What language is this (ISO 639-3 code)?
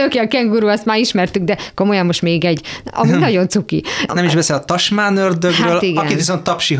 hun